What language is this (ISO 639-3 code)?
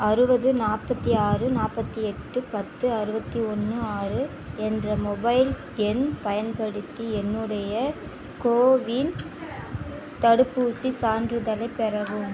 tam